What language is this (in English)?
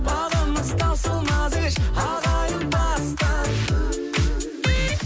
Kazakh